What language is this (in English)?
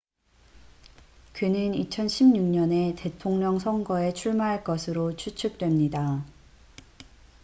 Korean